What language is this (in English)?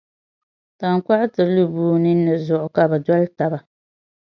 Dagbani